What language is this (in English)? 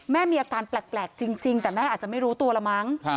Thai